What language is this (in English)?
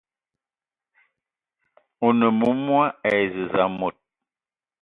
Eton (Cameroon)